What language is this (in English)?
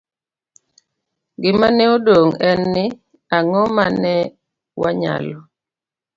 Luo (Kenya and Tanzania)